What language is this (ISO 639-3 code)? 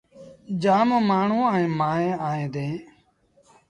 sbn